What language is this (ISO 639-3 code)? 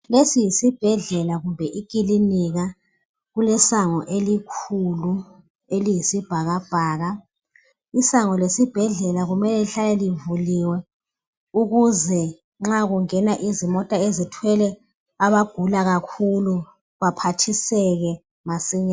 nde